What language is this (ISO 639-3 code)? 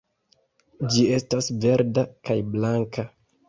epo